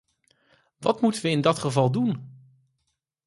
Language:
Dutch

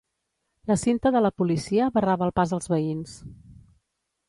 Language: Catalan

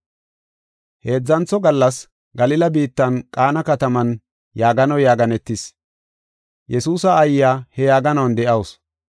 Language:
Gofa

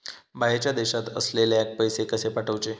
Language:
Marathi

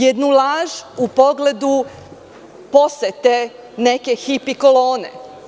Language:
Serbian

